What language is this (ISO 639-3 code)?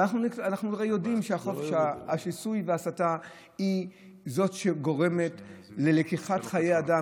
heb